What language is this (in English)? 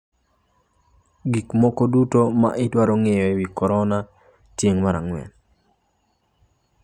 Luo (Kenya and Tanzania)